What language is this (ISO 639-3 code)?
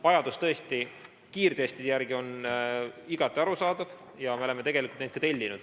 est